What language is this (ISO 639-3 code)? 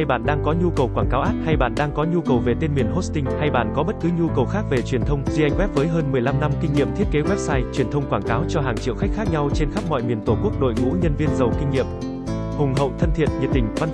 vie